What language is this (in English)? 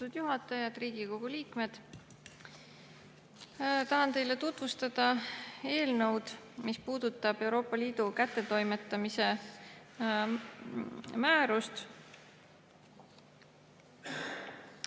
Estonian